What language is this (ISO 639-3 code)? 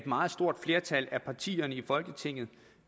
dan